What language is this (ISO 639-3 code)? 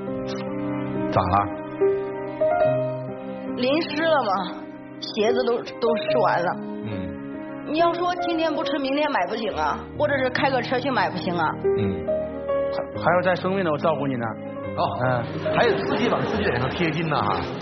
zho